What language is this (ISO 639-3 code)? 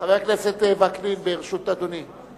heb